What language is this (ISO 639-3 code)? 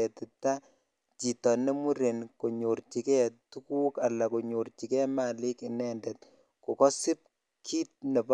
kln